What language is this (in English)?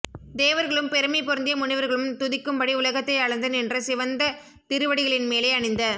Tamil